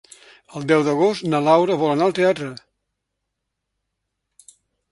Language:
Catalan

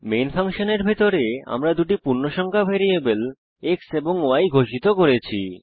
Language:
Bangla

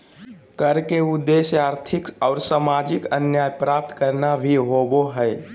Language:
Magahi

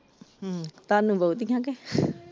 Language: Punjabi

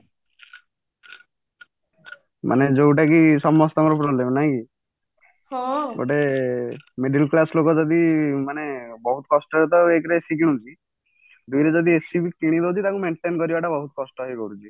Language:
Odia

